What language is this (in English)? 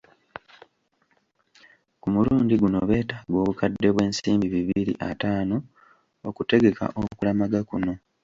Ganda